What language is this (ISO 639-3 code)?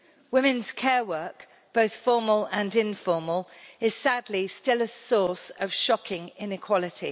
eng